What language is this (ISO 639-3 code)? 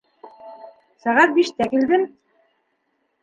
bak